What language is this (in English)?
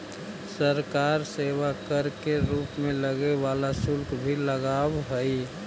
Magahi